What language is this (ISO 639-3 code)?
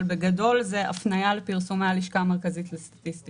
heb